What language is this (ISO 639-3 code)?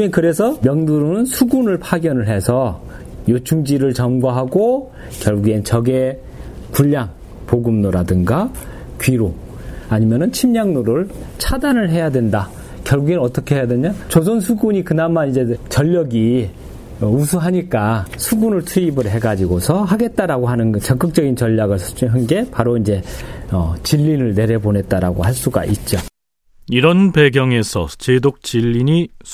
kor